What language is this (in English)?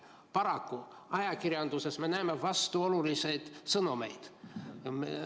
Estonian